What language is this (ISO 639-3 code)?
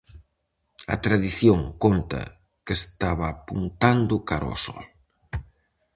glg